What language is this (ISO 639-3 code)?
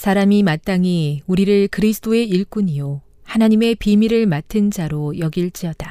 kor